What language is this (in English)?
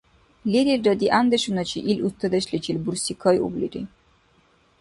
Dargwa